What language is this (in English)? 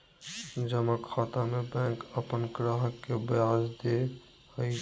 Magahi